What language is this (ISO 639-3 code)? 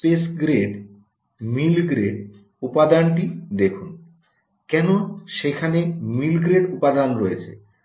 ben